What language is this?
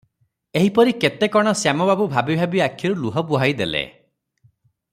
Odia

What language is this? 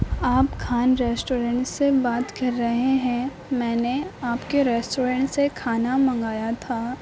Urdu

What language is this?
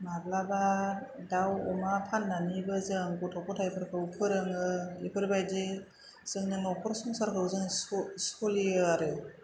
Bodo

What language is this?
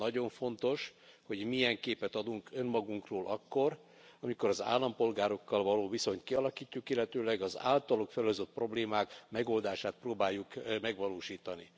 Hungarian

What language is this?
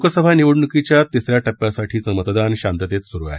Marathi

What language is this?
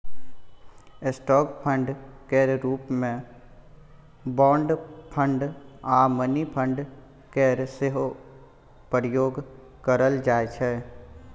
Maithili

